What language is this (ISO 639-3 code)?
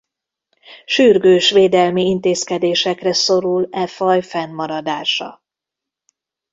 hun